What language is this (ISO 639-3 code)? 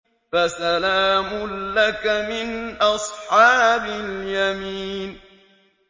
ara